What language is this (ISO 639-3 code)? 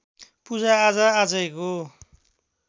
nep